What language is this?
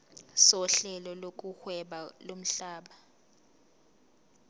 Zulu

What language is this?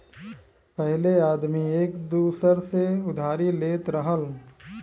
Bhojpuri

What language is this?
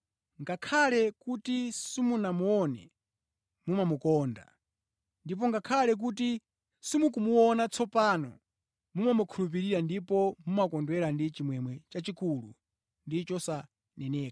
Nyanja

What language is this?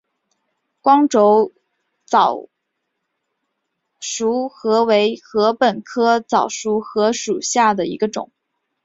Chinese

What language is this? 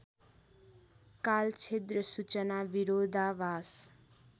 Nepali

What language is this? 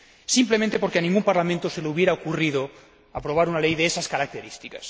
Spanish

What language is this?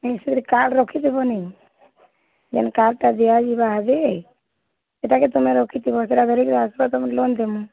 Odia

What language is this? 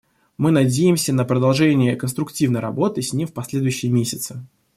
Russian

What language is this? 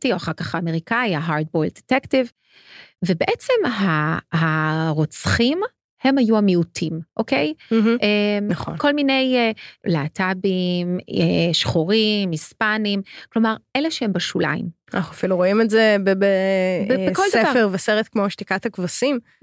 Hebrew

